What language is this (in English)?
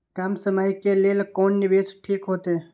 Maithili